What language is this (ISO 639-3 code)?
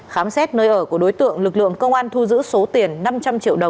vie